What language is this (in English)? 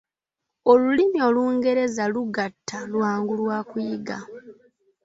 Ganda